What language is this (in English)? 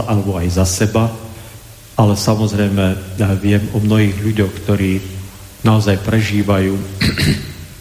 Slovak